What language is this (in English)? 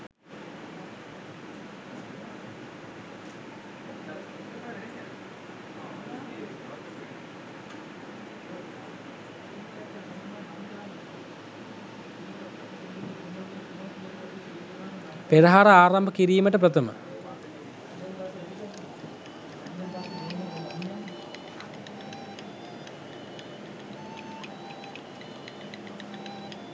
Sinhala